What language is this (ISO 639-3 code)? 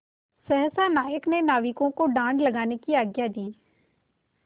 hin